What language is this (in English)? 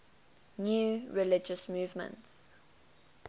English